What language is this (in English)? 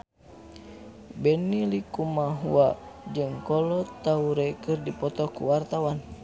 Sundanese